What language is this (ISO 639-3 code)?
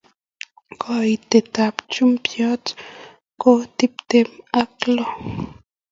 kln